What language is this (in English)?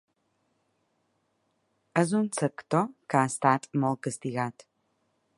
Catalan